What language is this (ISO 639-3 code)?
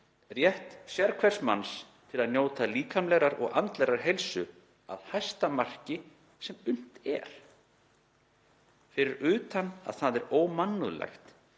isl